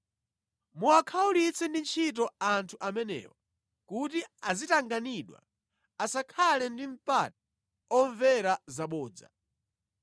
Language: Nyanja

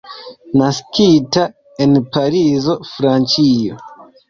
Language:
Esperanto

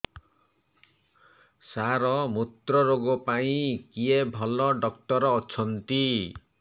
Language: Odia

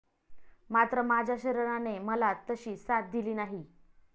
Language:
Marathi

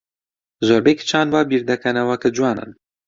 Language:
Central Kurdish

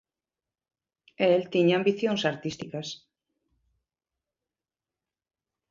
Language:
Galician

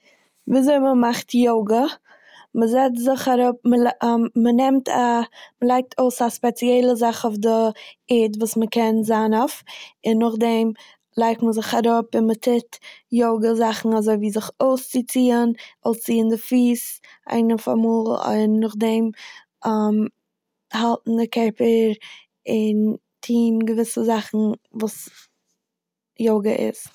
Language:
Yiddish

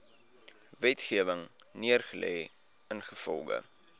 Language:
Afrikaans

